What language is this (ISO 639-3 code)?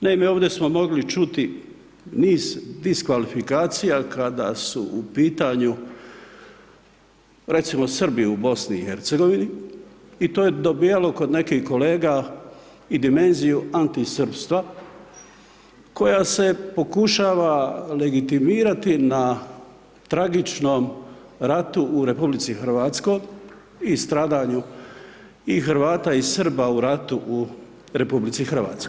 hrv